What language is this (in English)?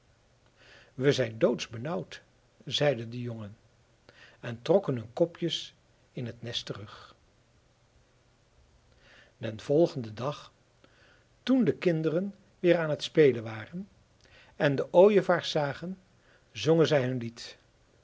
Dutch